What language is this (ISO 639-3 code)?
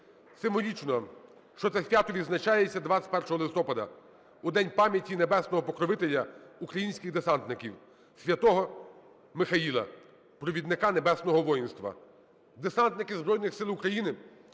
ukr